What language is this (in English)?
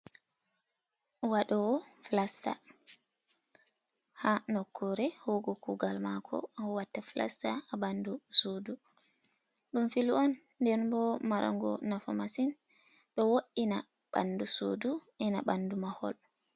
Fula